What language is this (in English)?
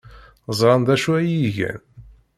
Kabyle